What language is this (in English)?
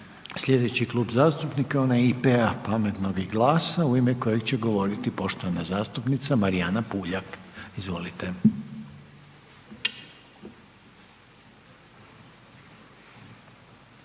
Croatian